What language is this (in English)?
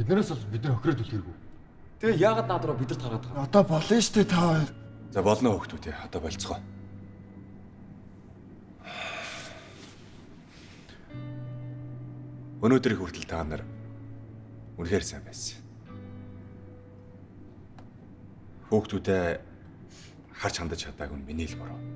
Korean